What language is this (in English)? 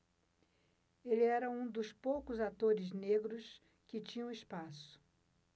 Portuguese